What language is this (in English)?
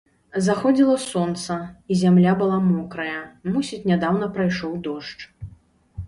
Belarusian